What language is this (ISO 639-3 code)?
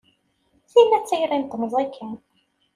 kab